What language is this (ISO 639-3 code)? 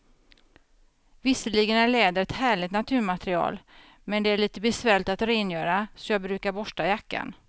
swe